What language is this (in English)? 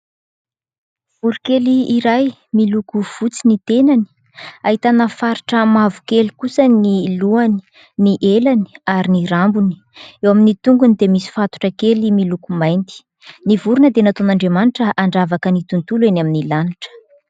Malagasy